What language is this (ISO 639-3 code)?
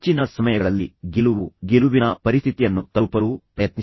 kan